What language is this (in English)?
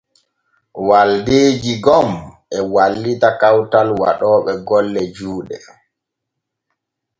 Borgu Fulfulde